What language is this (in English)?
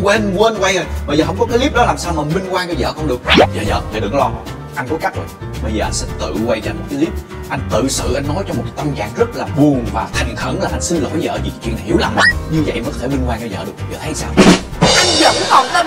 Vietnamese